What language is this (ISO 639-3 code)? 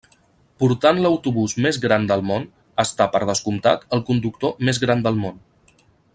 cat